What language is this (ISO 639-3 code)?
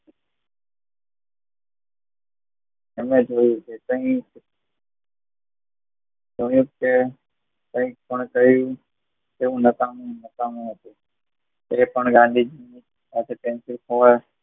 guj